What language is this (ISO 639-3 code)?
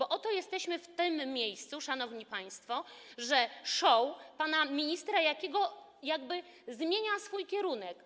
pol